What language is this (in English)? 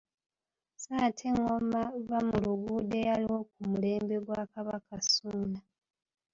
Ganda